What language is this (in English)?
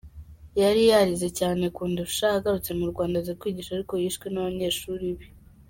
Kinyarwanda